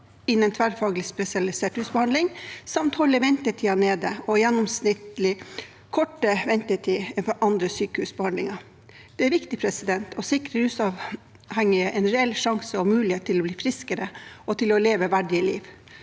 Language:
Norwegian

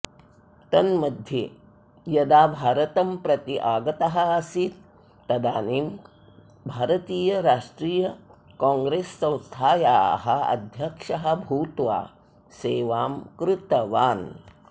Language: Sanskrit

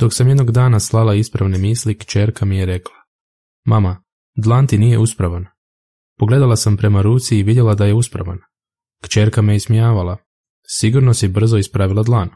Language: Croatian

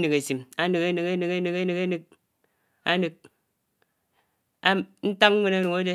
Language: Anaang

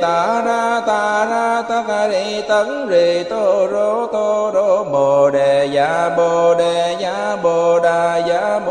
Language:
Vietnamese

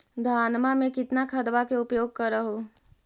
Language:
Magahi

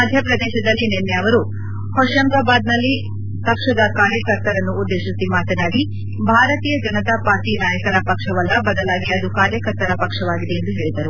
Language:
Kannada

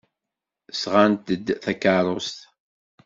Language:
Kabyle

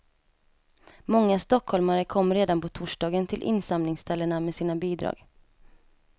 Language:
Swedish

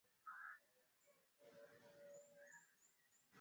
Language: Swahili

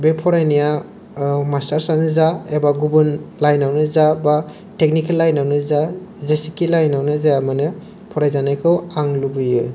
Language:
Bodo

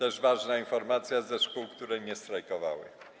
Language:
Polish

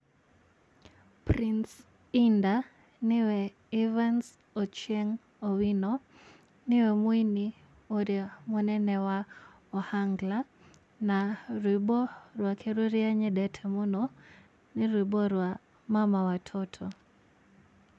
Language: Kikuyu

